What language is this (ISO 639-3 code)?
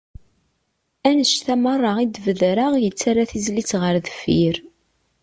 kab